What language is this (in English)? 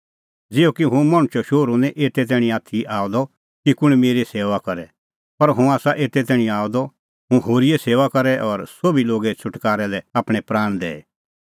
Kullu Pahari